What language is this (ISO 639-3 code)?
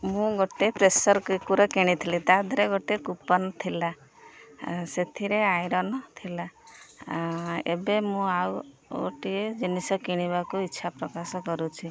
ori